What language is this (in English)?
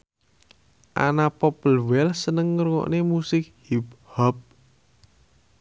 Javanese